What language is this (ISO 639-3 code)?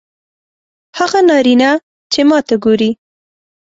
pus